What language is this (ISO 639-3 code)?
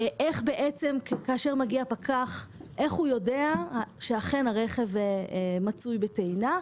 heb